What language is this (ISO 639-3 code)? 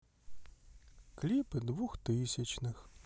rus